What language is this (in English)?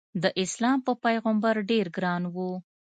Pashto